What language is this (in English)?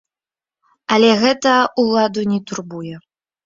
Belarusian